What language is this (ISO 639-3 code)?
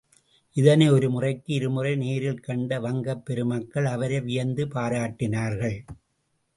tam